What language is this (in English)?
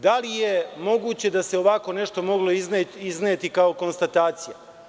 Serbian